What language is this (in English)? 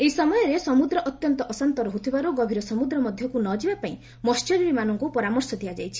Odia